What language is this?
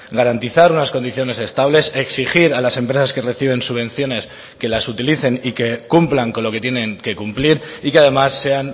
Spanish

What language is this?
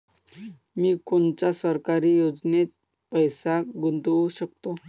Marathi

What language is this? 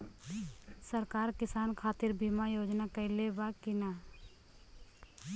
Bhojpuri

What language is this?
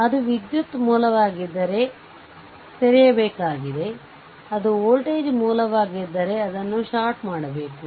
Kannada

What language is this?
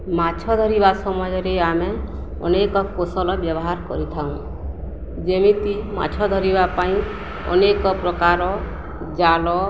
Odia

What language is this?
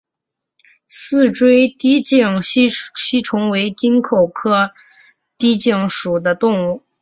Chinese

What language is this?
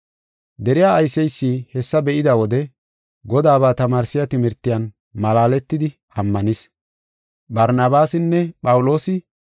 Gofa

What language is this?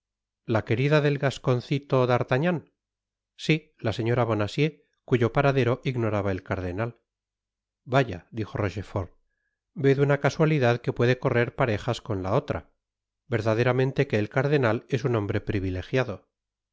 Spanish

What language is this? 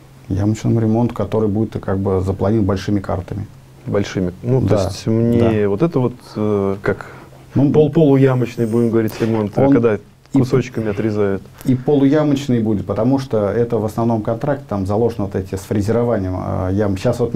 Russian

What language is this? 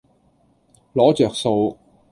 Cantonese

